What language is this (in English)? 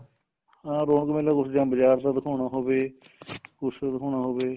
Punjabi